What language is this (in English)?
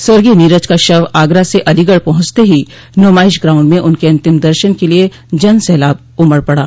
Hindi